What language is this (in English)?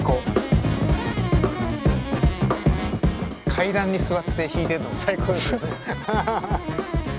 Japanese